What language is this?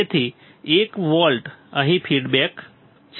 Gujarati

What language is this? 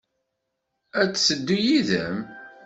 Kabyle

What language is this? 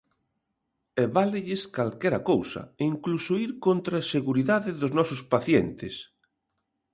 Galician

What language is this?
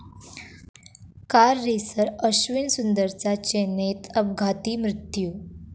Marathi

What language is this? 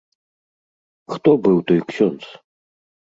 Belarusian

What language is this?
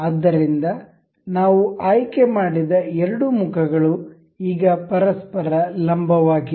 Kannada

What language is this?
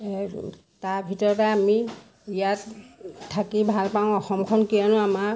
Assamese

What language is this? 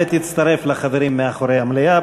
Hebrew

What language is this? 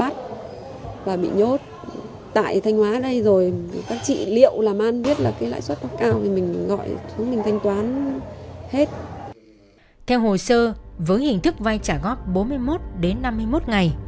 Vietnamese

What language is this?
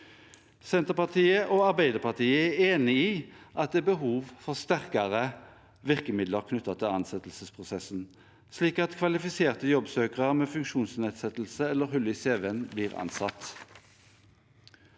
Norwegian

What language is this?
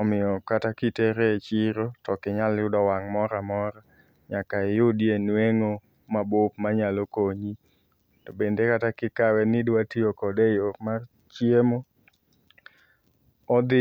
Luo (Kenya and Tanzania)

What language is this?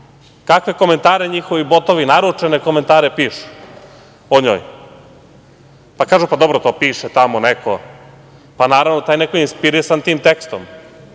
Serbian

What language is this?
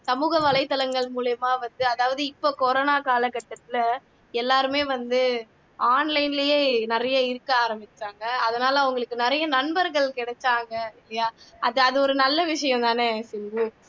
Tamil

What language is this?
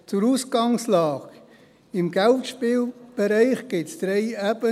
Swiss German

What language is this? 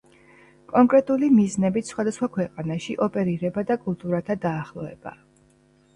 Georgian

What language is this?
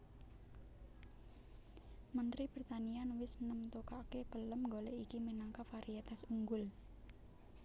Javanese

